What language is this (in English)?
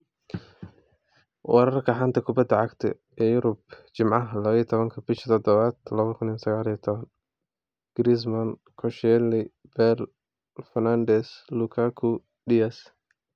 Somali